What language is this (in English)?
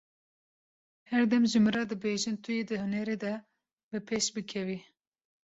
Kurdish